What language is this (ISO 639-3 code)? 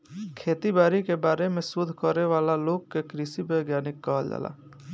bho